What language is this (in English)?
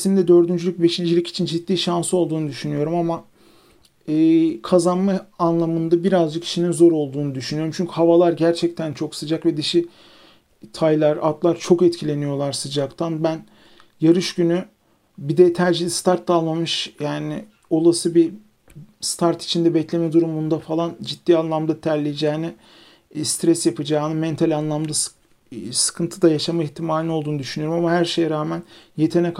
Turkish